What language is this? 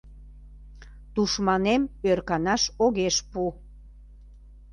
Mari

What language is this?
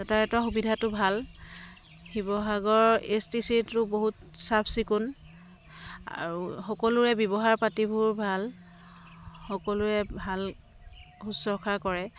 Assamese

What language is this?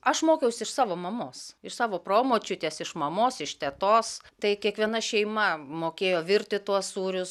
Lithuanian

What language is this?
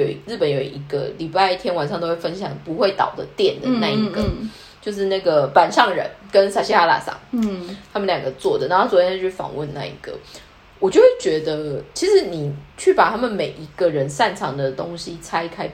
Chinese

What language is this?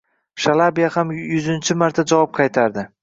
Uzbek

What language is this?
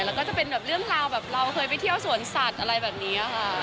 Thai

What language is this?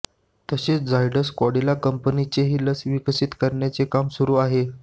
Marathi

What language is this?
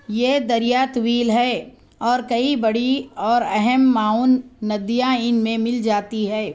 Urdu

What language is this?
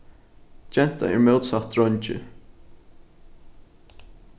Faroese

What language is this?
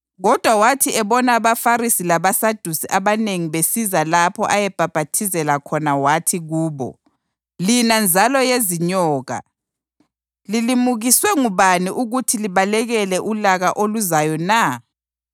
North Ndebele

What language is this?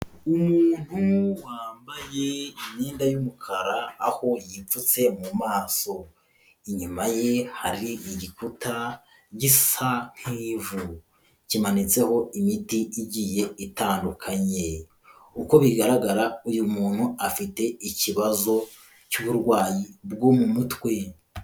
Kinyarwanda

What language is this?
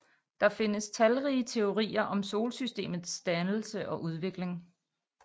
Danish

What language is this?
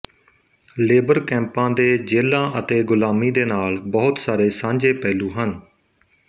Punjabi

